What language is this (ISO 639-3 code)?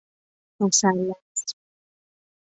fas